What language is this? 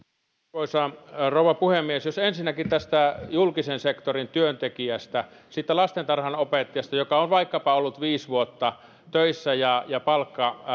Finnish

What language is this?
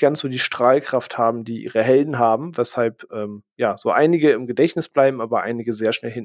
German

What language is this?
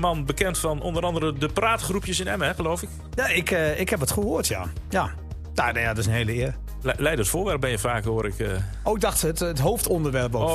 Dutch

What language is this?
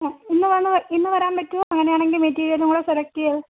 Malayalam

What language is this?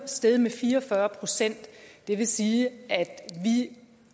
Danish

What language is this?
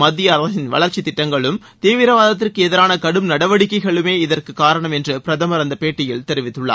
Tamil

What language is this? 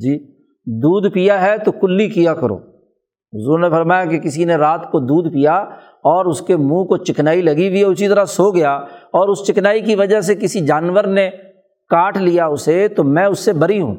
Urdu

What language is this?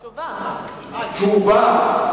Hebrew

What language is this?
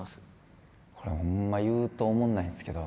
Japanese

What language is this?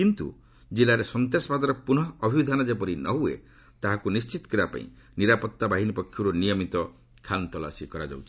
Odia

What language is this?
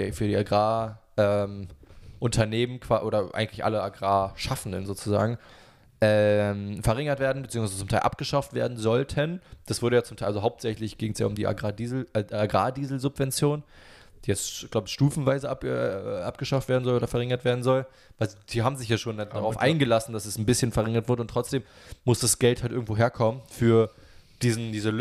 German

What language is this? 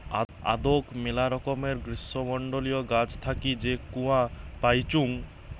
Bangla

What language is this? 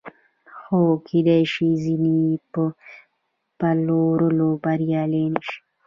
Pashto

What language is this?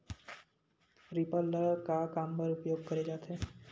Chhattisgarhi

